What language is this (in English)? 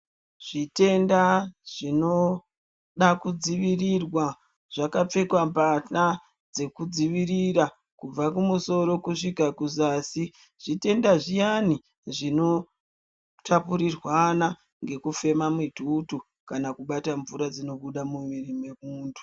Ndau